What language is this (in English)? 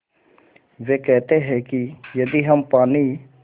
Hindi